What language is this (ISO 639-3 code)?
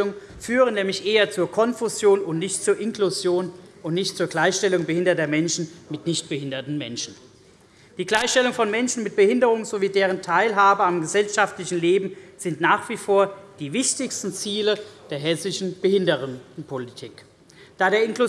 deu